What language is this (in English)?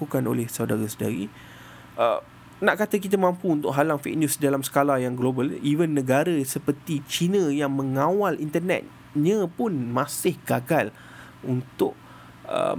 Malay